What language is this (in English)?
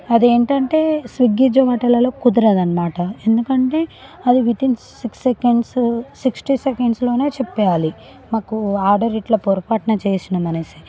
Telugu